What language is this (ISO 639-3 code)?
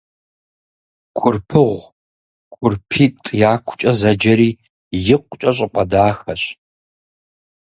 kbd